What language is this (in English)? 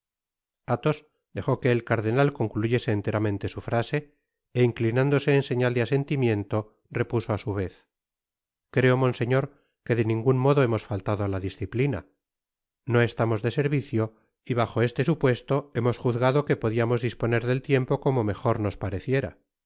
Spanish